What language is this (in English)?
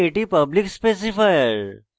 Bangla